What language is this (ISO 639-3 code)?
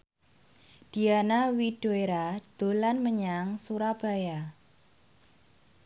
jav